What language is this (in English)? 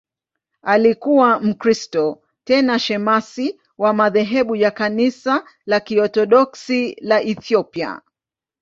Swahili